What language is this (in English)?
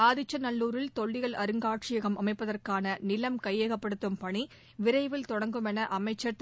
Tamil